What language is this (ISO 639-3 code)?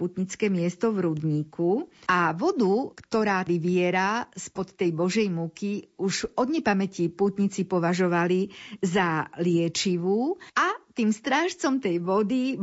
slk